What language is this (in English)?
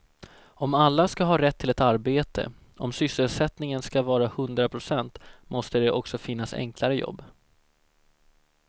Swedish